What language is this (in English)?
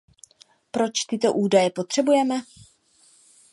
Czech